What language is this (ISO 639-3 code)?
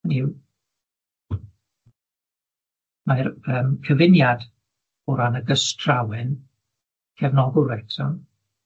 cym